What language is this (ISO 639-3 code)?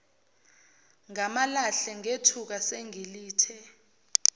zul